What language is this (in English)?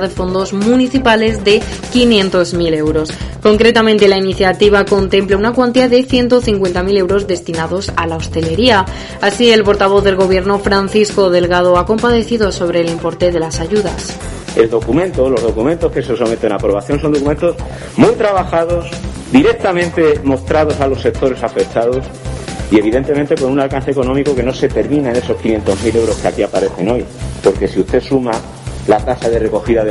Spanish